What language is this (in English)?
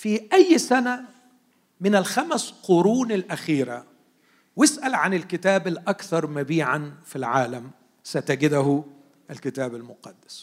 Arabic